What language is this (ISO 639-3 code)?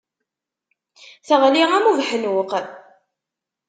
kab